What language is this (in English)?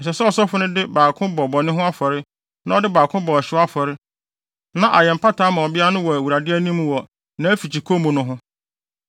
Akan